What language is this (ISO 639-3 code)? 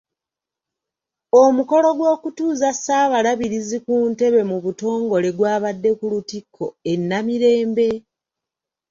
lug